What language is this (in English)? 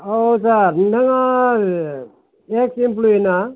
Bodo